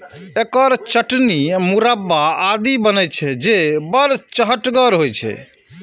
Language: Maithili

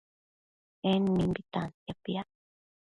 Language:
Matsés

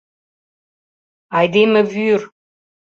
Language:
Mari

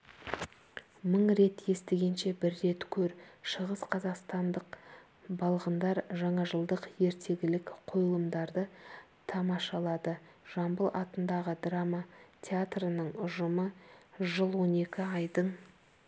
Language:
Kazakh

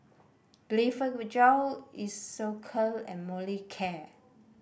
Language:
English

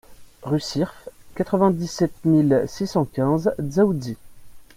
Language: French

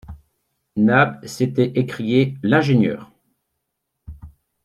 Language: French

